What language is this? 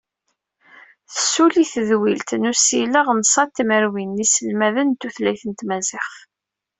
Kabyle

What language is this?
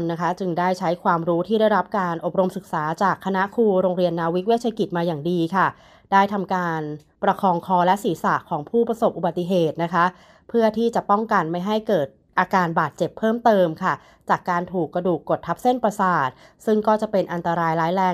Thai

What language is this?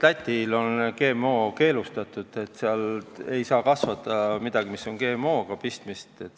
Estonian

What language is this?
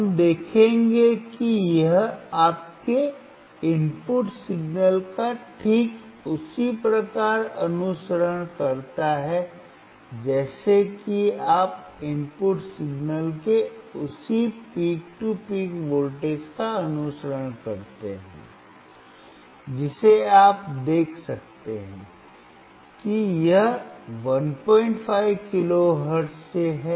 Hindi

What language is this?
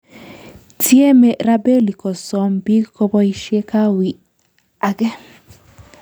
Kalenjin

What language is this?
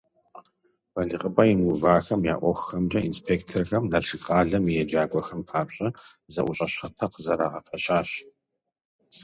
Kabardian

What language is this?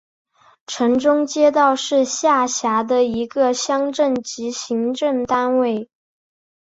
Chinese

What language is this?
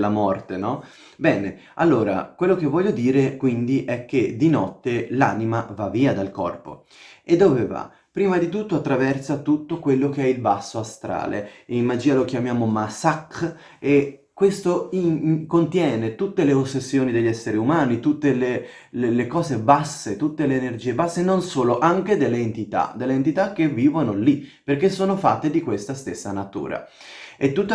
Italian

